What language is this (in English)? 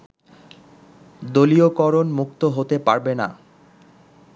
Bangla